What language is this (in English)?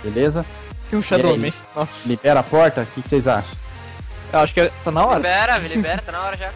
Portuguese